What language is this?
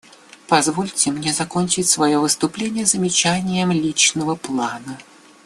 Russian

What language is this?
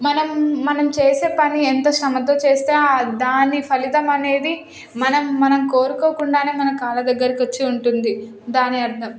Telugu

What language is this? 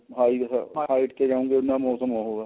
Punjabi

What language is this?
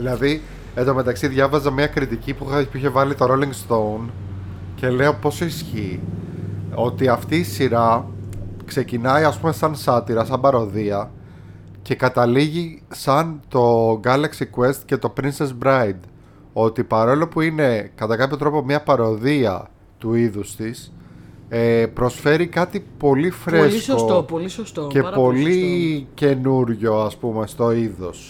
Greek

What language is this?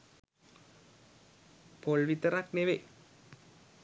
Sinhala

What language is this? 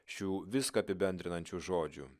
Lithuanian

